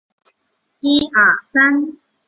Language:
Chinese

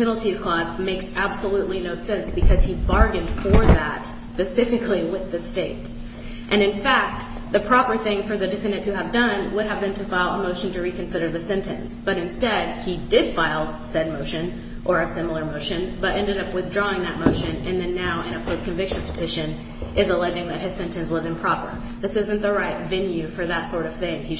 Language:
English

